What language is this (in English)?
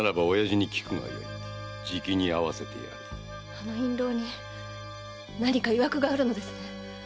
Japanese